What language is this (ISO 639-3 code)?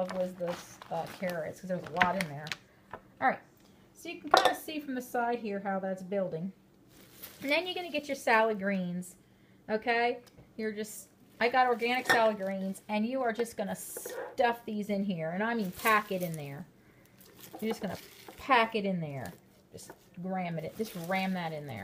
eng